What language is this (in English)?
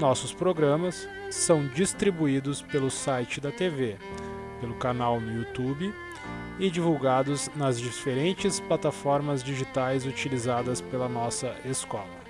Portuguese